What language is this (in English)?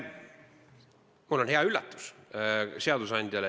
Estonian